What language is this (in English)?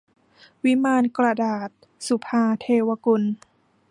Thai